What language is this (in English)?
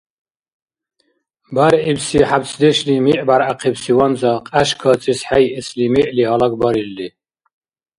Dargwa